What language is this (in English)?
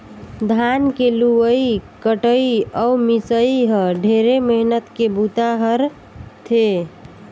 Chhattisgarhi